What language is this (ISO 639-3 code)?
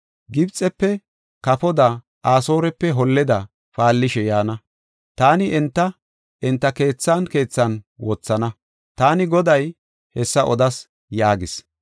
gof